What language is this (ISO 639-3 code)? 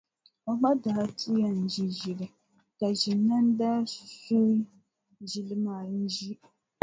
dag